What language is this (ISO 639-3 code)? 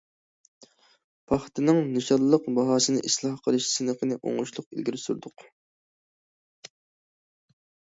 uig